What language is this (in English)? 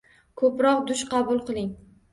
Uzbek